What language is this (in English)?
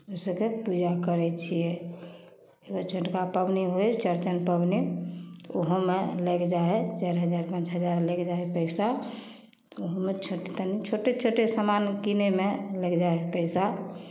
Maithili